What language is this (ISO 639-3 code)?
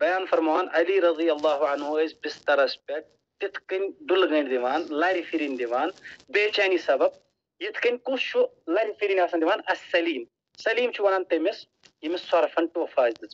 ara